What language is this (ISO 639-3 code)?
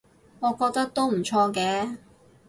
yue